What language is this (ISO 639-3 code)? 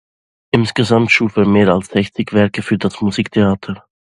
deu